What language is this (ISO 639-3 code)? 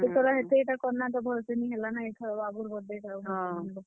ori